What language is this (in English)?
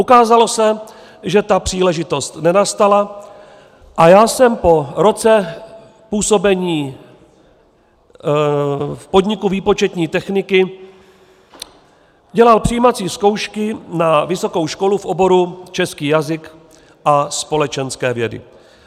Czech